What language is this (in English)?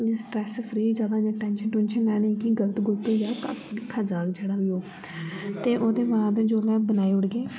Dogri